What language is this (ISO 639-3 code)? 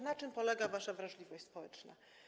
pol